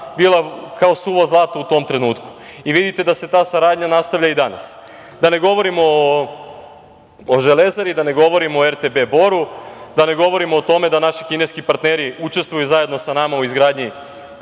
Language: Serbian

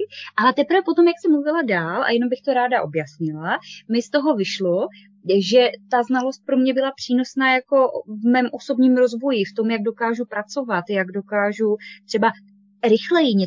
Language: Czech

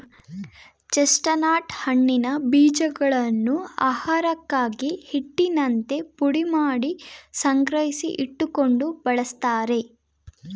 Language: Kannada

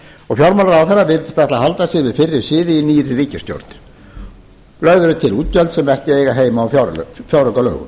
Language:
Icelandic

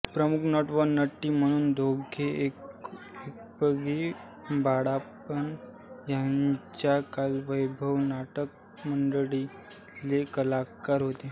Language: Marathi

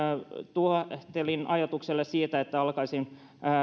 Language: Finnish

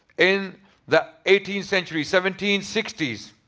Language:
English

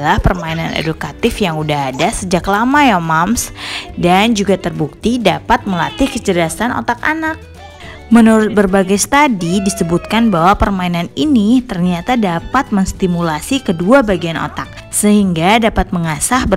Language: Indonesian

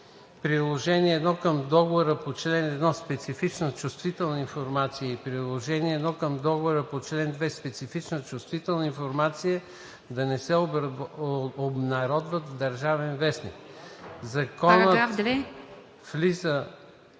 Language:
Bulgarian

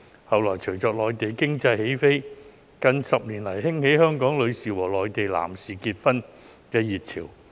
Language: Cantonese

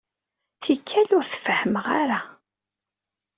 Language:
Kabyle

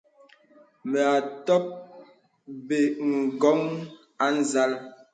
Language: Bebele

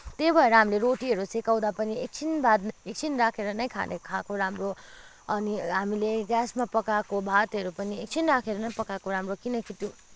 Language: Nepali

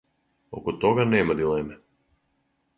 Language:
Serbian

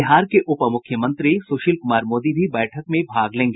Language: Hindi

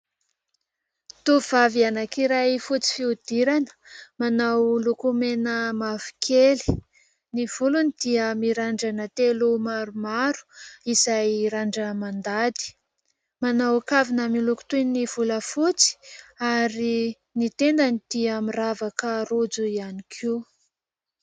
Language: Malagasy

